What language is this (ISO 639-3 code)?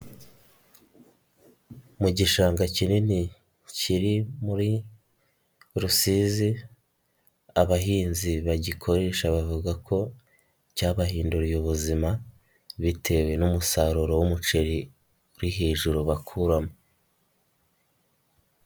kin